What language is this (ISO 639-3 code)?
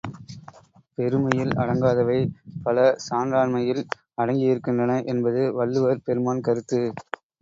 tam